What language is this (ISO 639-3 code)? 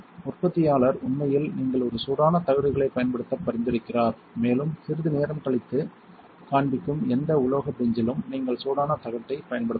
tam